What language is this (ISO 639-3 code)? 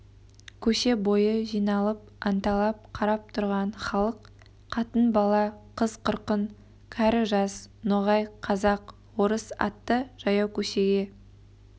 kaz